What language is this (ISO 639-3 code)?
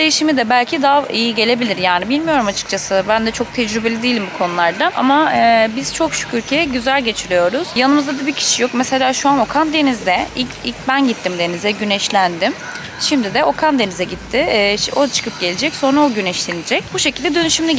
tur